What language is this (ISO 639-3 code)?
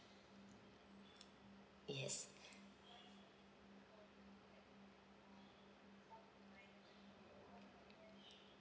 eng